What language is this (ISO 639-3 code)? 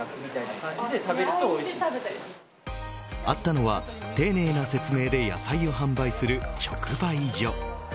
jpn